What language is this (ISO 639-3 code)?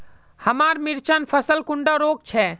mag